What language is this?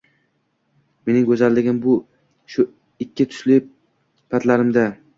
Uzbek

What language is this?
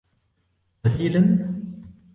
Arabic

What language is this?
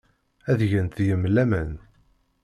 Kabyle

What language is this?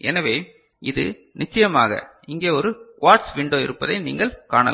Tamil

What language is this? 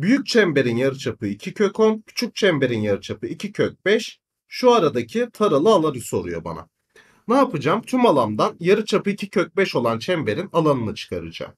Turkish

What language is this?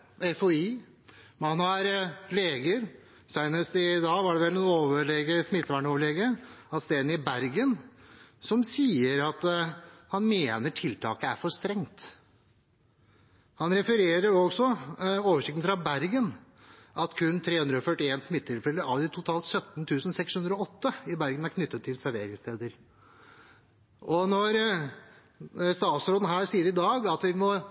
Norwegian Bokmål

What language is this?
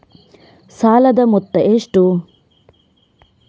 Kannada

